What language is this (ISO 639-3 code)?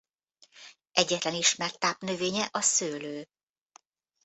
hun